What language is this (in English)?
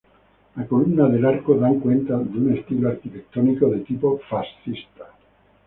Spanish